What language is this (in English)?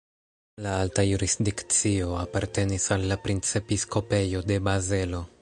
Esperanto